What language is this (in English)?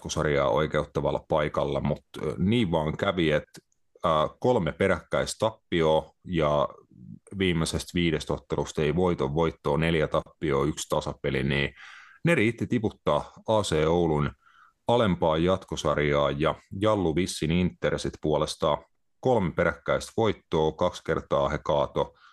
Finnish